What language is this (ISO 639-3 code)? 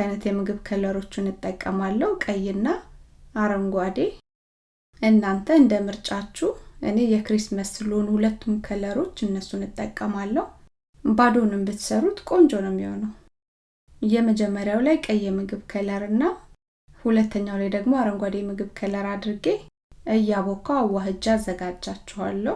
amh